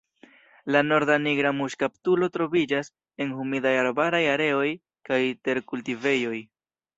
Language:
Esperanto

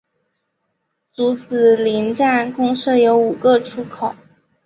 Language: Chinese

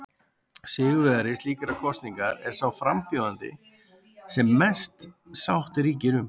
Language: Icelandic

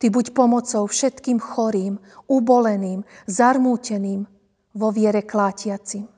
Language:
Slovak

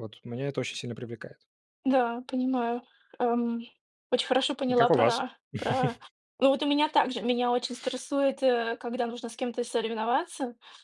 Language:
Russian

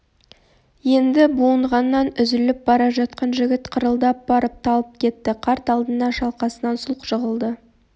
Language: Kazakh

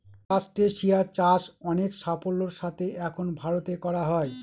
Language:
Bangla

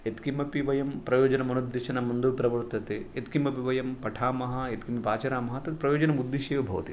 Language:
Sanskrit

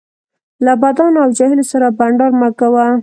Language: Pashto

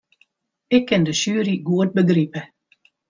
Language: Western Frisian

